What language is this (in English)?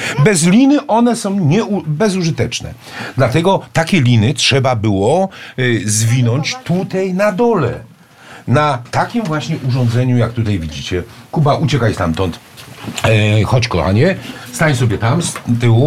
Polish